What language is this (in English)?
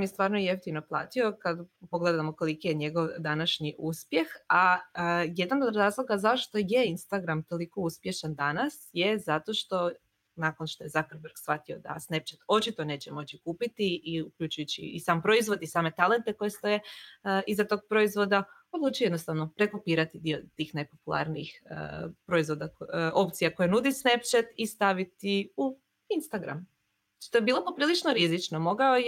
Croatian